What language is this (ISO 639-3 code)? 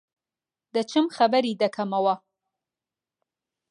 ckb